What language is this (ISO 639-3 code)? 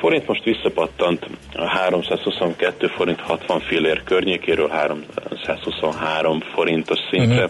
hun